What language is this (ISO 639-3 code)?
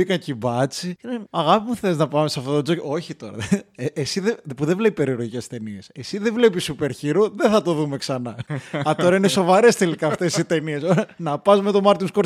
ell